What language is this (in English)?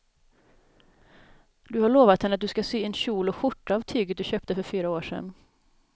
Swedish